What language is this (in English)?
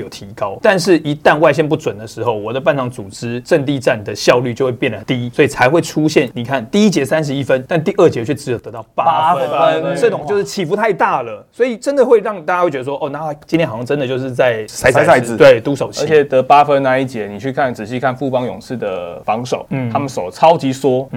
Chinese